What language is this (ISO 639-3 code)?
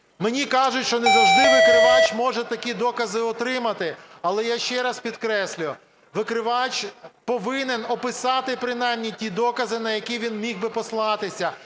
ukr